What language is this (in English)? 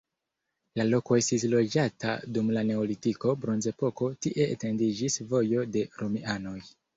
Esperanto